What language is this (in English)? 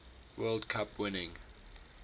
English